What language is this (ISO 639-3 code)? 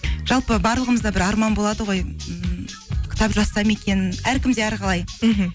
kaz